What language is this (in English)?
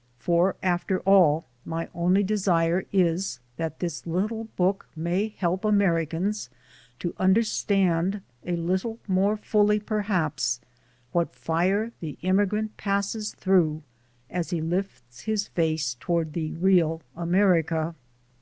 English